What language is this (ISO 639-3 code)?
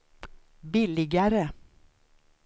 swe